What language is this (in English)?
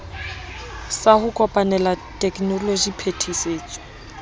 Southern Sotho